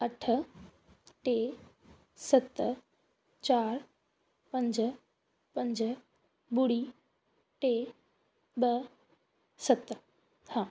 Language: Sindhi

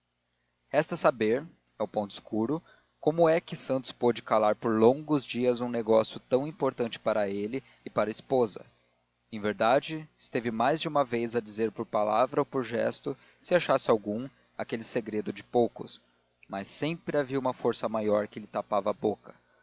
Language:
Portuguese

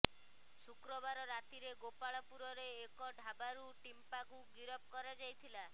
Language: Odia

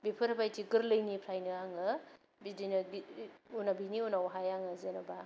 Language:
Bodo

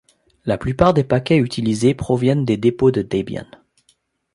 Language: French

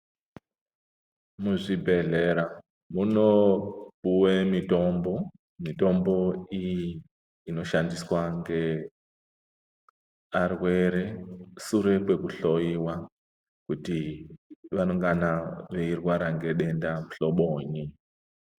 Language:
Ndau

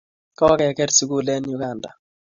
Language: Kalenjin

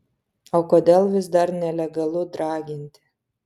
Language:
Lithuanian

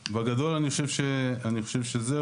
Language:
Hebrew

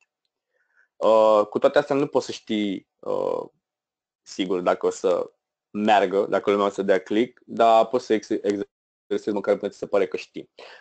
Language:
Romanian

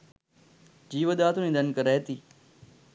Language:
Sinhala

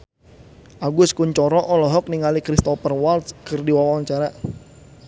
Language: Sundanese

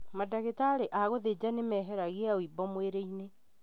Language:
Kikuyu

